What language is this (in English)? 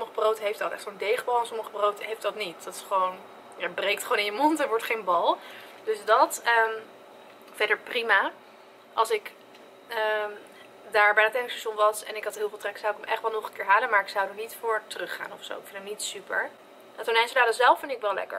Dutch